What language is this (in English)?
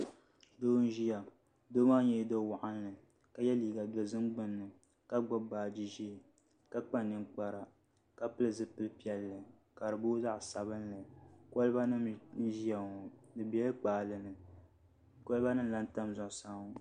Dagbani